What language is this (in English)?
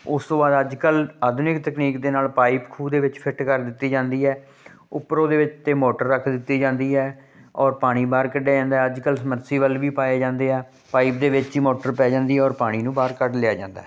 Punjabi